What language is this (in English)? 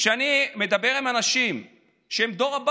Hebrew